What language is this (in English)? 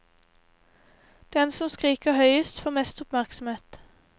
Norwegian